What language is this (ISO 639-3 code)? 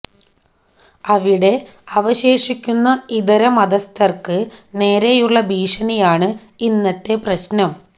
mal